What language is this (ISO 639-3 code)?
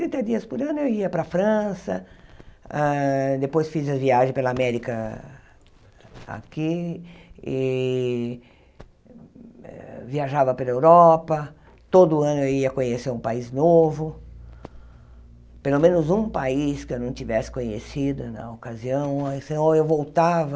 por